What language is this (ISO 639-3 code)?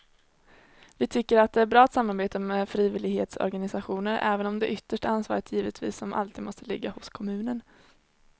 swe